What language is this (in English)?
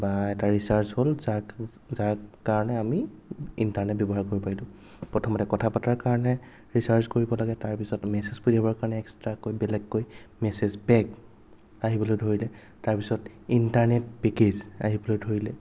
Assamese